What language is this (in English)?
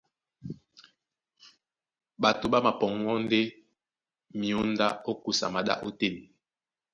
Duala